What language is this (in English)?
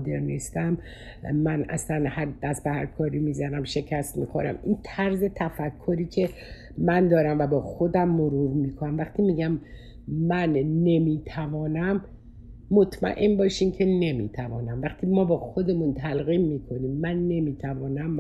Persian